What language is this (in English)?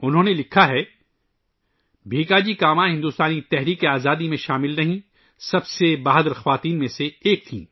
Urdu